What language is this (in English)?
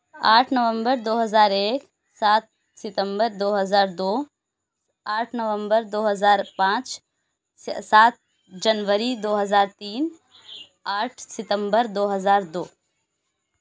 Urdu